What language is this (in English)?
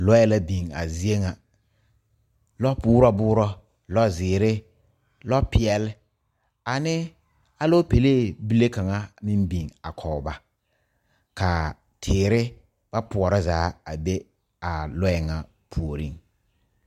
Southern Dagaare